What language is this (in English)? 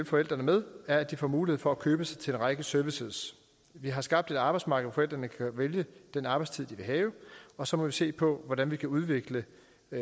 Danish